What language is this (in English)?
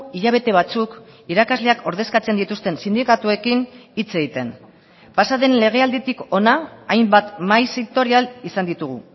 Basque